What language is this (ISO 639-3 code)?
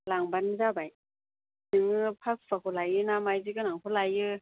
brx